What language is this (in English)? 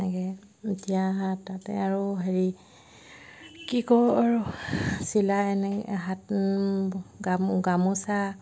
Assamese